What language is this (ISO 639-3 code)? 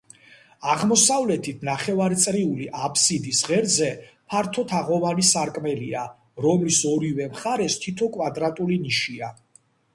kat